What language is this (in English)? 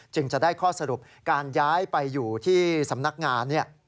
Thai